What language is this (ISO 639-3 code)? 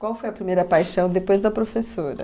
por